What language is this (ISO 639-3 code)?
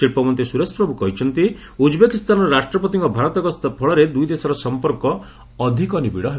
ori